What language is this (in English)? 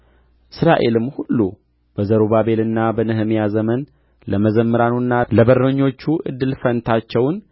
Amharic